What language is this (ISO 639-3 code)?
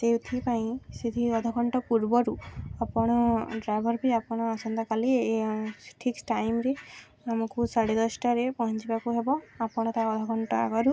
ori